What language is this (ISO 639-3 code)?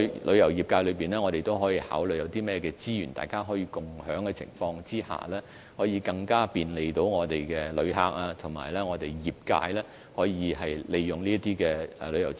yue